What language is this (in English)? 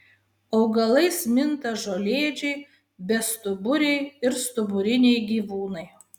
Lithuanian